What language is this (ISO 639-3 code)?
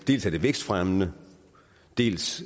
dan